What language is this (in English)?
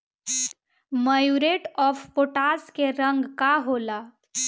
Bhojpuri